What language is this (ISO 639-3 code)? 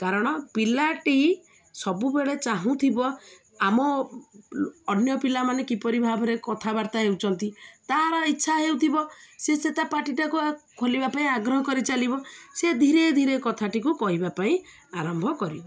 ori